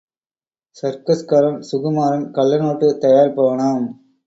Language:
Tamil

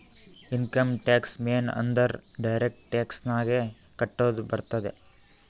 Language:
Kannada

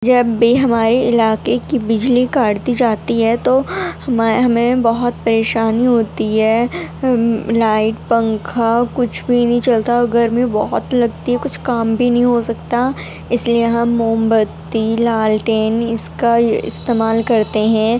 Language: Urdu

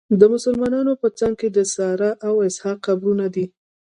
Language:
Pashto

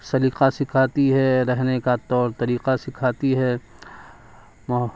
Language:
Urdu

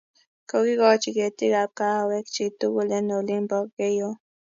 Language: Kalenjin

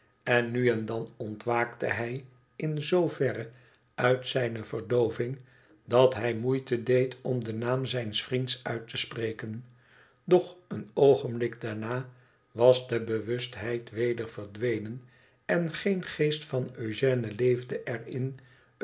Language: Dutch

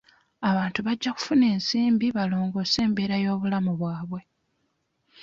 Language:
Ganda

